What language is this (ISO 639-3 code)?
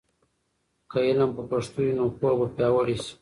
pus